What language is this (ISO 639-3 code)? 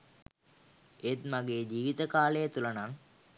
sin